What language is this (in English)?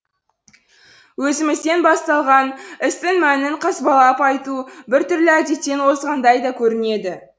Kazakh